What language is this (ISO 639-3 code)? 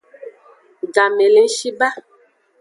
ajg